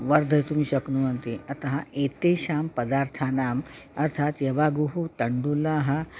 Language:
Sanskrit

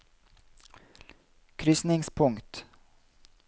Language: Norwegian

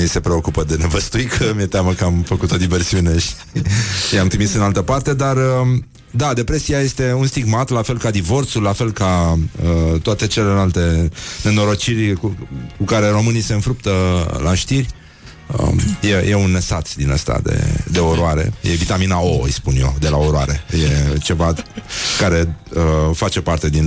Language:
Romanian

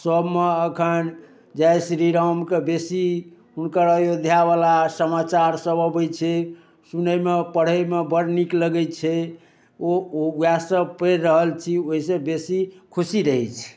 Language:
Maithili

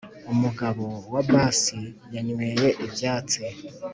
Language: Kinyarwanda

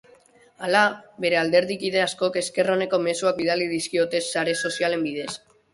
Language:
Basque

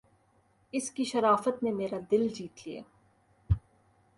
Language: Urdu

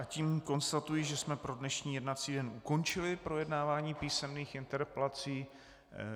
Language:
Czech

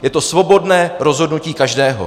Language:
Czech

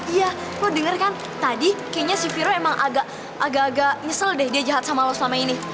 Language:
Indonesian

